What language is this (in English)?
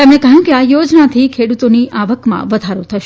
Gujarati